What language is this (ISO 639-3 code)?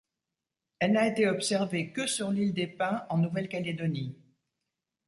fra